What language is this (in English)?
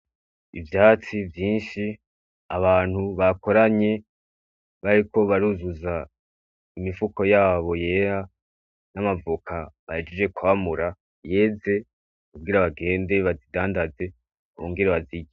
Rundi